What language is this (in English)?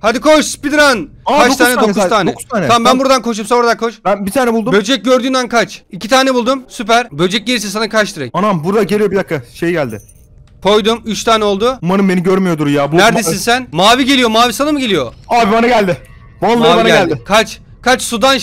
Turkish